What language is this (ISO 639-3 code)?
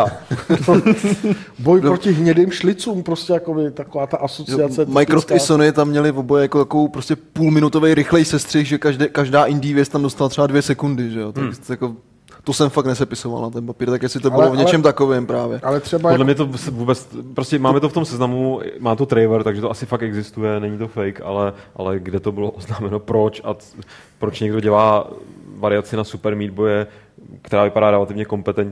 ces